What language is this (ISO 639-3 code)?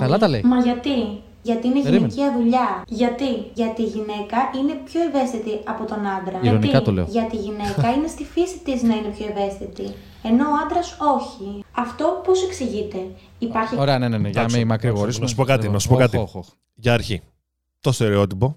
ell